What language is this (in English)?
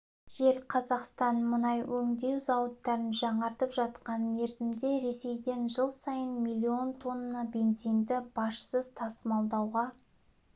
Kazakh